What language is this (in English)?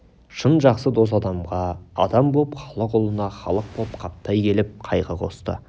Kazakh